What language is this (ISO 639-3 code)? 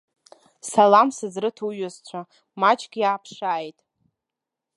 abk